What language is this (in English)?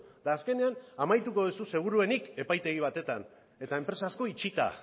Basque